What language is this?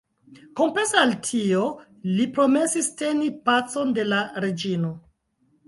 Esperanto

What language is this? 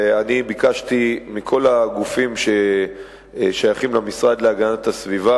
Hebrew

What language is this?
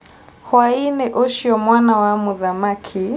Kikuyu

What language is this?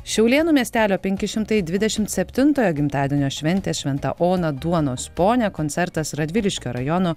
Lithuanian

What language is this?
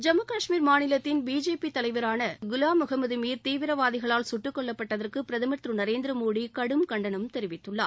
Tamil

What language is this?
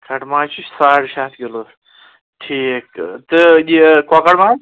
Kashmiri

